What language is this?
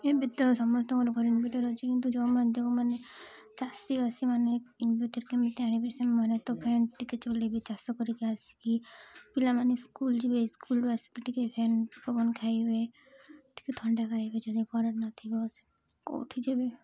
Odia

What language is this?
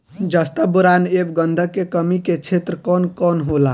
Bhojpuri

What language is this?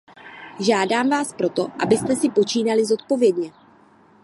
Czech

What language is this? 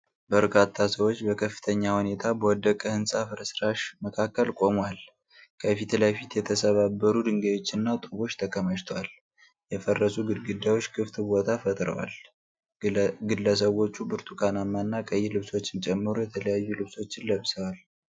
Amharic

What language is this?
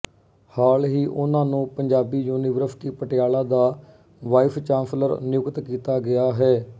Punjabi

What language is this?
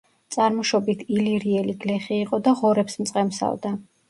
Georgian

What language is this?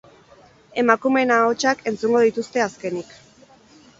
Basque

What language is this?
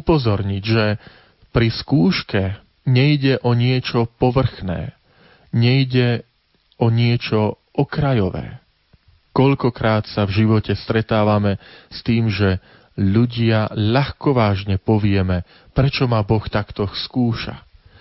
Slovak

